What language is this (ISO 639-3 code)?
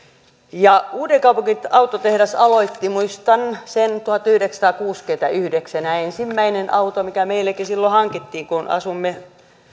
fin